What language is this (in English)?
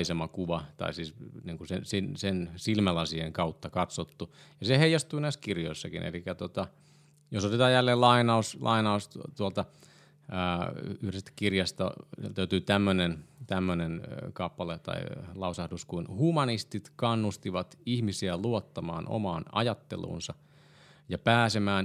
Finnish